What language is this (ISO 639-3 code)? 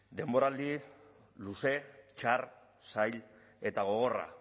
eus